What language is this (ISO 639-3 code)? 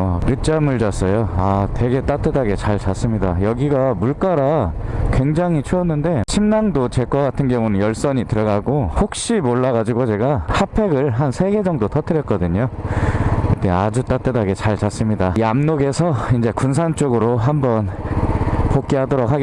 kor